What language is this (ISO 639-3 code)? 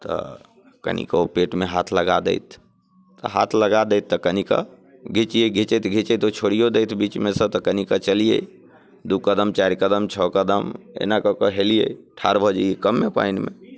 mai